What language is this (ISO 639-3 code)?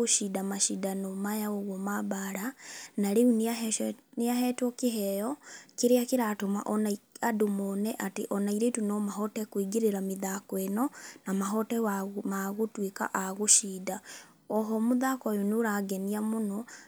kik